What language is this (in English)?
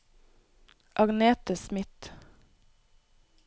Norwegian